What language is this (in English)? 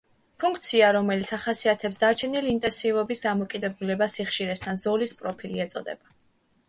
Georgian